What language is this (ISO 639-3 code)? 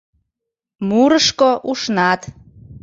chm